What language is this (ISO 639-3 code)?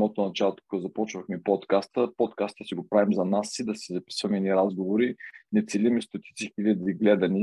bul